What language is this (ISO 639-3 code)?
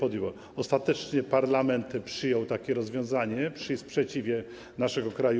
pol